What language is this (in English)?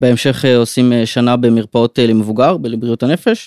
Hebrew